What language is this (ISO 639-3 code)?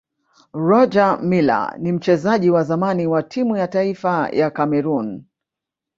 swa